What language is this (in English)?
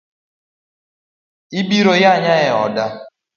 Luo (Kenya and Tanzania)